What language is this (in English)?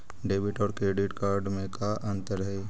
Magahi